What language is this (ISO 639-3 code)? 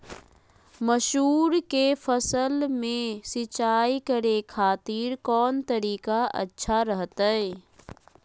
mag